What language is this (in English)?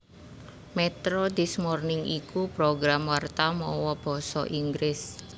Javanese